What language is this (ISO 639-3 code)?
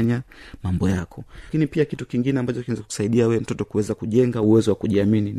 swa